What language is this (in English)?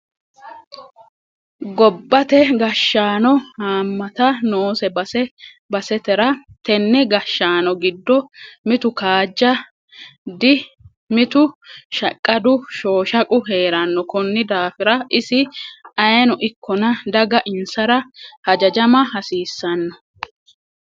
Sidamo